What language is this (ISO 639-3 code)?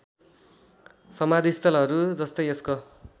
nep